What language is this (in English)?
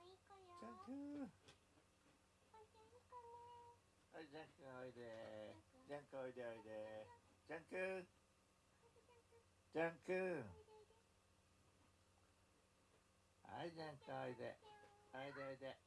Japanese